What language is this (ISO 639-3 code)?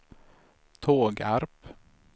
swe